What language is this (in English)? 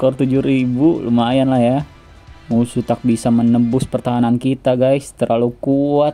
Indonesian